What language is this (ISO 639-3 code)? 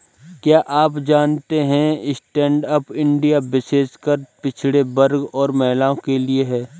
hin